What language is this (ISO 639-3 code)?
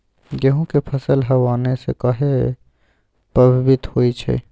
mag